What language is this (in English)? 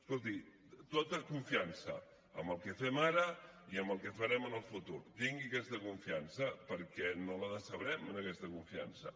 Catalan